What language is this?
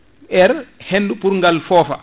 Fula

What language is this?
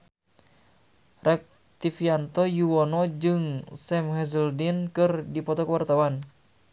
Sundanese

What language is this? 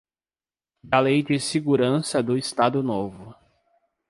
Portuguese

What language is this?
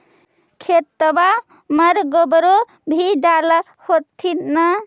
Magahi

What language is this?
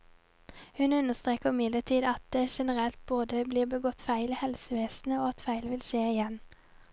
Norwegian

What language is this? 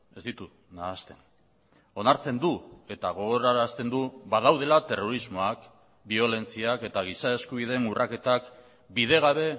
Basque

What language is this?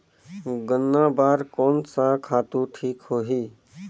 Chhattisgarhi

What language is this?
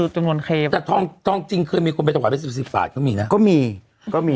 Thai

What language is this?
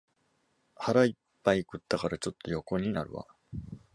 Japanese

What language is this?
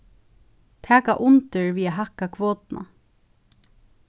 Faroese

